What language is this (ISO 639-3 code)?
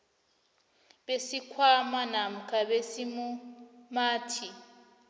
nbl